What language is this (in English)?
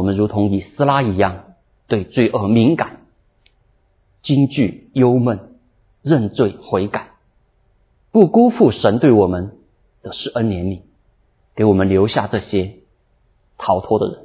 Chinese